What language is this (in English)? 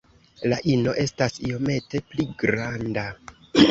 Esperanto